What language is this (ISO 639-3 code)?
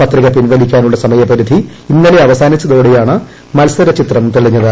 mal